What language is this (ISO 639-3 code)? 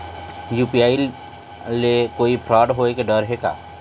hne